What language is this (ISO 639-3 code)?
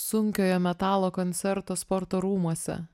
lit